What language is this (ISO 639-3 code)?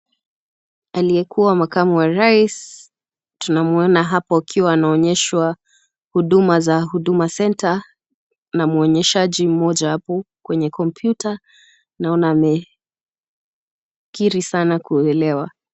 swa